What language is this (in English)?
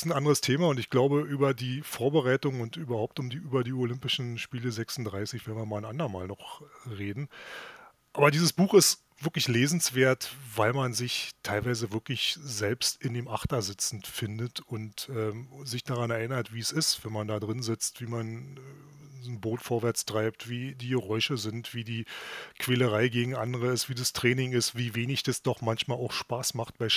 German